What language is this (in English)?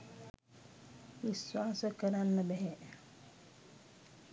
Sinhala